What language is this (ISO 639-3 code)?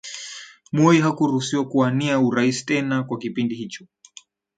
swa